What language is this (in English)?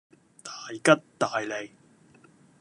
Cantonese